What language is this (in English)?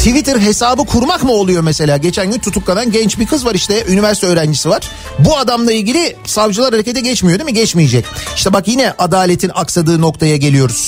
Turkish